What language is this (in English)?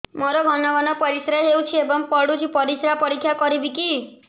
Odia